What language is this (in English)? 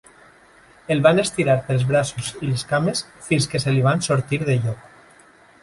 Catalan